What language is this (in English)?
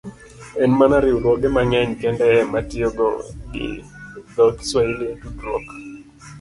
Luo (Kenya and Tanzania)